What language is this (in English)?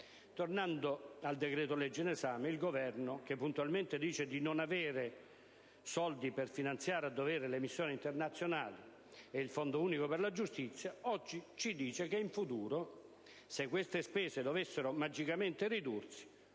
Italian